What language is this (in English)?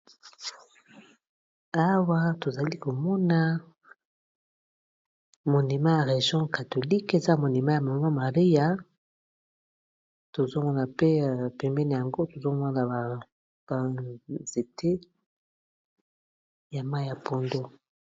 Lingala